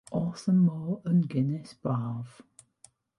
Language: Welsh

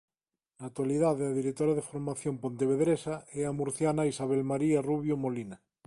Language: Galician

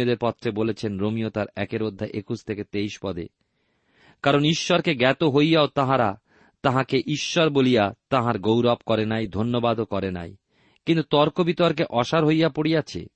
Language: Bangla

